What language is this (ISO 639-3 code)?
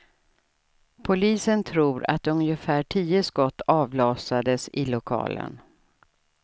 swe